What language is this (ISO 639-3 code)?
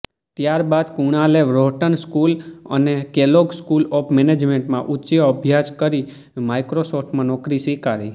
guj